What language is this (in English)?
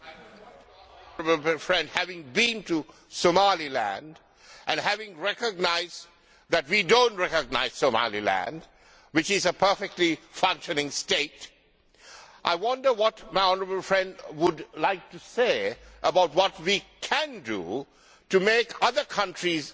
English